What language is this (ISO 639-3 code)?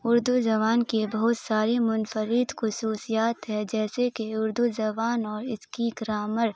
urd